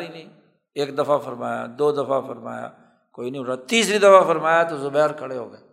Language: Urdu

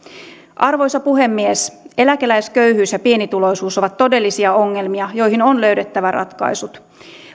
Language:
Finnish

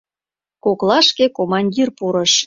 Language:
Mari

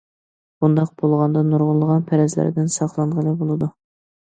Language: Uyghur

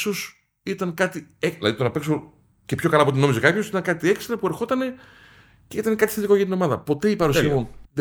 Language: Greek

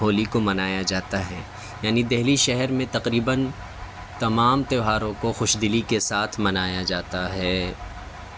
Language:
Urdu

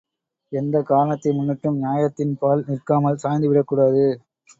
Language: Tamil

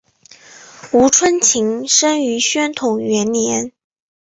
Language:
Chinese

